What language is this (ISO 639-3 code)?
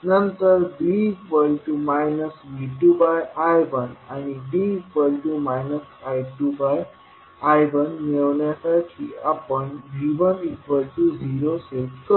mar